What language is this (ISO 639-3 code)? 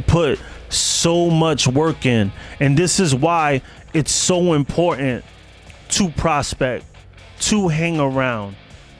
eng